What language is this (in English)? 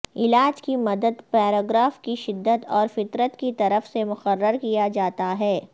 Urdu